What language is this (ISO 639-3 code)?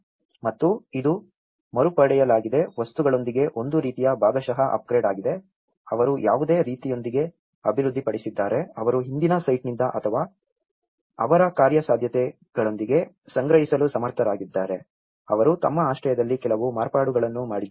kan